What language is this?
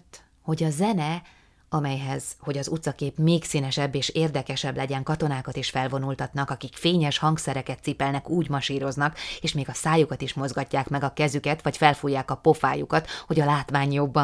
Hungarian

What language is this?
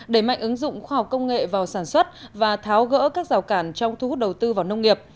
Vietnamese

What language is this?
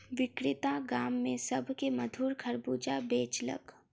Maithili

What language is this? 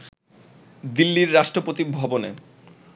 Bangla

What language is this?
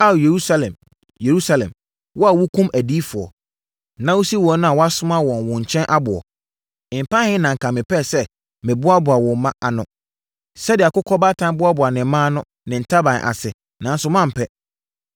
Akan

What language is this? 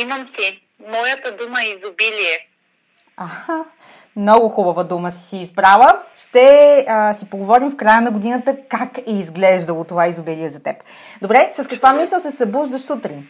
Bulgarian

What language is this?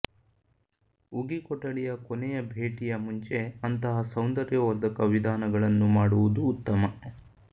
Kannada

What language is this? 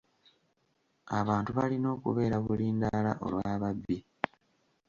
Ganda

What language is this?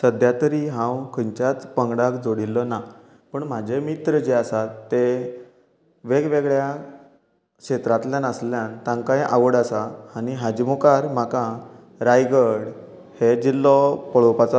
Konkani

